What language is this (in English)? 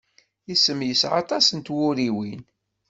Kabyle